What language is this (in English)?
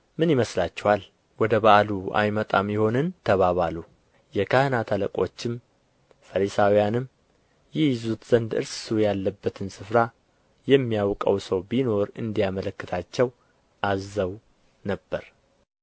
Amharic